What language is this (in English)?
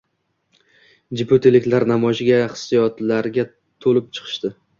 Uzbek